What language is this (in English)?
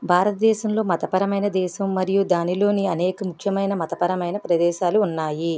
Telugu